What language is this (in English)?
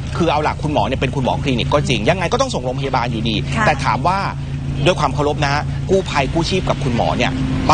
Thai